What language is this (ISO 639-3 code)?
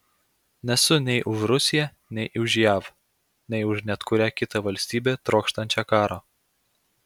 lit